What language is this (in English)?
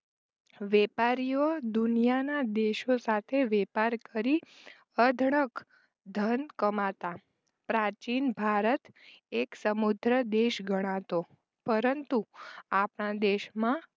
Gujarati